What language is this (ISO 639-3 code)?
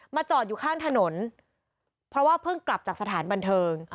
tha